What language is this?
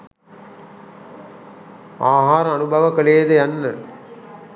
Sinhala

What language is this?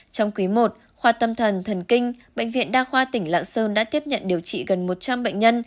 Vietnamese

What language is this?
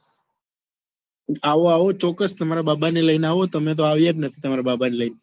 Gujarati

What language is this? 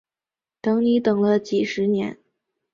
Chinese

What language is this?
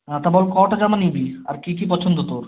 Bangla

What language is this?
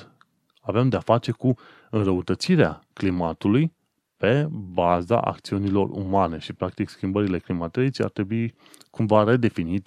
Romanian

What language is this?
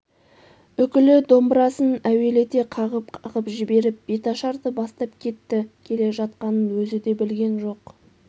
Kazakh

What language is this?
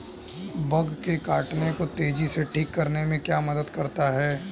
Hindi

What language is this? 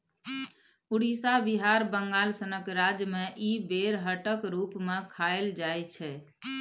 Maithili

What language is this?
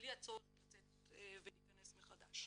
Hebrew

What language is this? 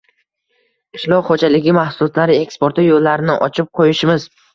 Uzbek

